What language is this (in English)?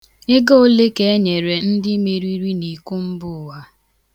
Igbo